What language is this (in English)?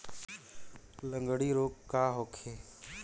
Bhojpuri